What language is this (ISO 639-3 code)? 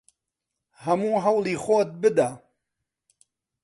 ckb